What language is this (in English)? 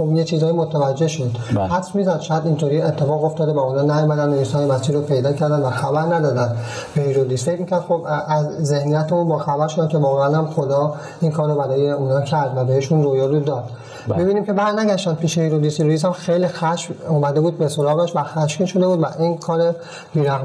Persian